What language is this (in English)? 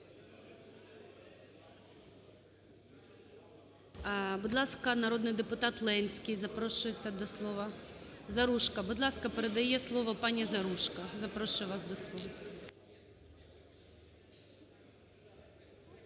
Ukrainian